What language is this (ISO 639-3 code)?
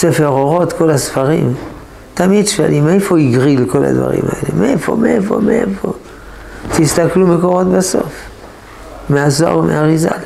heb